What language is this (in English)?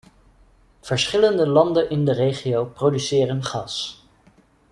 Dutch